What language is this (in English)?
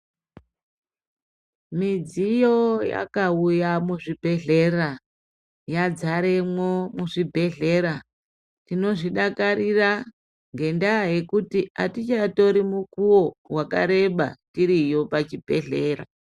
Ndau